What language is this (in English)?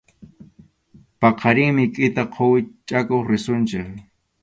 Arequipa-La Unión Quechua